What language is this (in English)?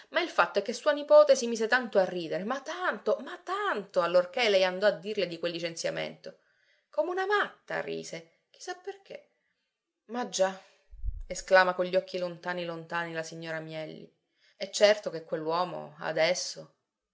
Italian